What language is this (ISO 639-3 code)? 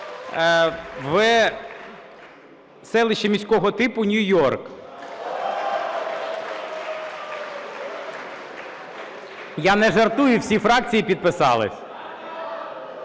ukr